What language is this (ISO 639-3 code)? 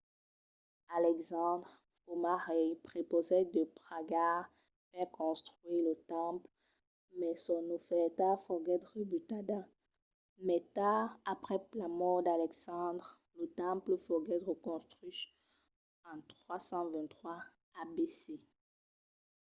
oci